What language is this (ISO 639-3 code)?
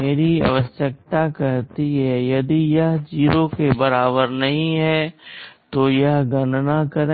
hin